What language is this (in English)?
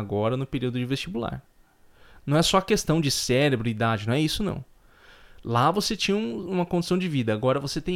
Portuguese